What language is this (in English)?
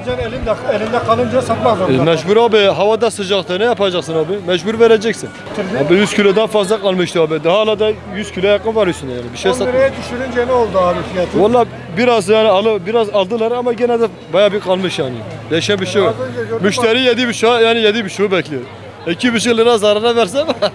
Turkish